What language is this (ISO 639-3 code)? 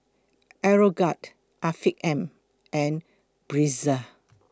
eng